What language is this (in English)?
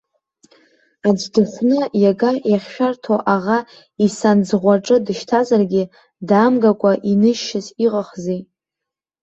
Abkhazian